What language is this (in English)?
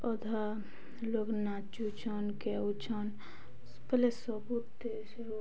Odia